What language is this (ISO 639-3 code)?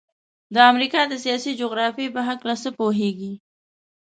pus